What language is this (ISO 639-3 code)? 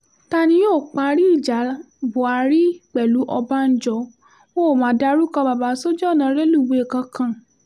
yor